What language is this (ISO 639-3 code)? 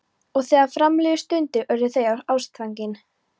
isl